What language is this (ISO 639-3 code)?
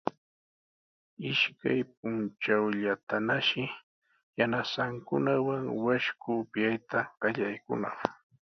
qws